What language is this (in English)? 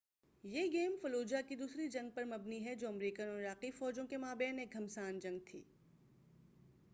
Urdu